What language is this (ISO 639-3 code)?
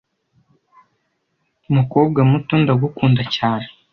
kin